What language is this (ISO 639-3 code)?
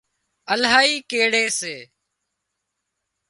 kxp